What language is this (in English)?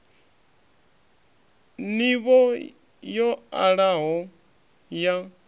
Venda